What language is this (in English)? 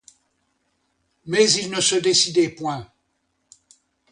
French